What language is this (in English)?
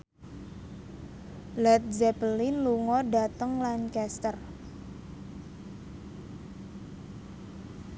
Javanese